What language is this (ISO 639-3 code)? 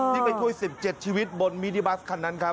tha